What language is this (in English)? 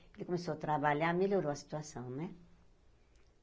Portuguese